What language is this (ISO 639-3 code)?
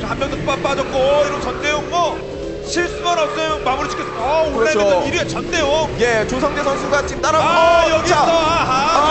kor